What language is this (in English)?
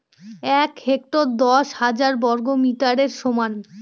Bangla